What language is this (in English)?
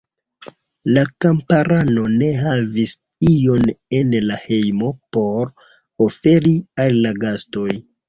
Esperanto